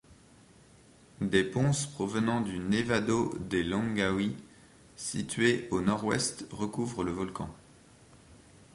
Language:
French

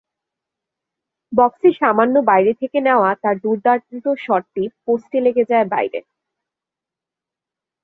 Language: Bangla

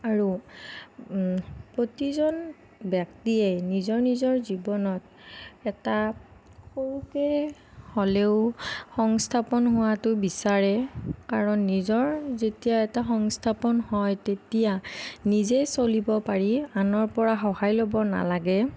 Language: Assamese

